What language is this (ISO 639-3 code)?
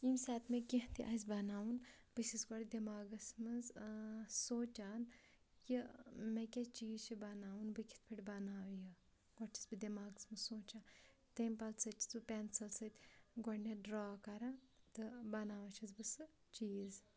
kas